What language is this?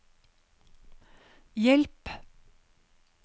Norwegian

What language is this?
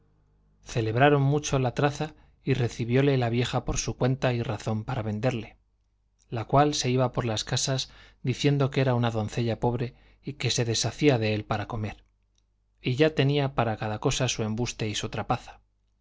Spanish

